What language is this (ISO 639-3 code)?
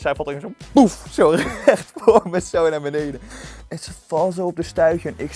nld